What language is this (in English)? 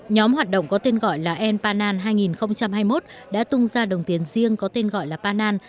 Vietnamese